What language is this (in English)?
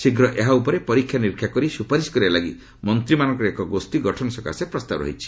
Odia